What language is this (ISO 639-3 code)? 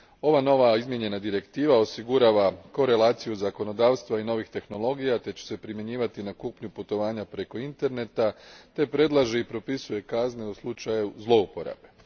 hrv